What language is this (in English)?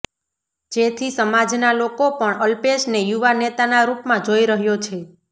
Gujarati